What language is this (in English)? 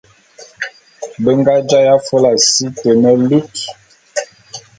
Bulu